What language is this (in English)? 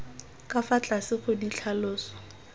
Tswana